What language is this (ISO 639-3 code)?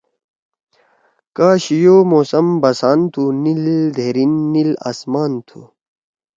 trw